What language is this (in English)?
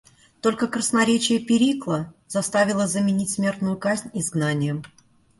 Russian